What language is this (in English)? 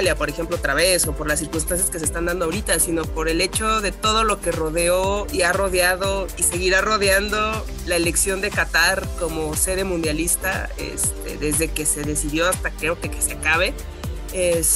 Spanish